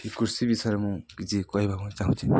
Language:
Odia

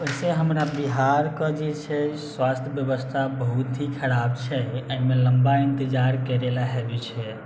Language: Maithili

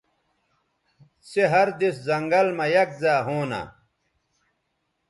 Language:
Bateri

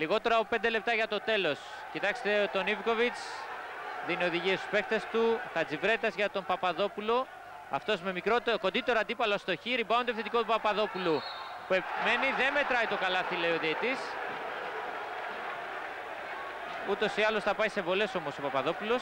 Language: Greek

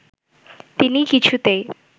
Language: Bangla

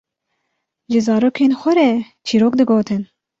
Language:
Kurdish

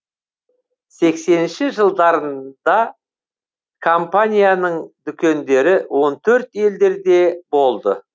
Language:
Kazakh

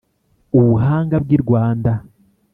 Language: Kinyarwanda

